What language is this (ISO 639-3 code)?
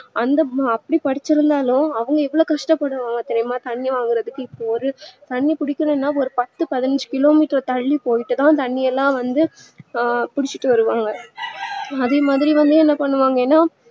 tam